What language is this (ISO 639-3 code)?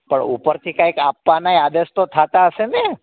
guj